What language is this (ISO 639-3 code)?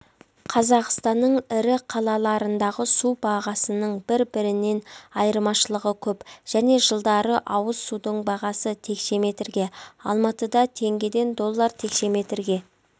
kaz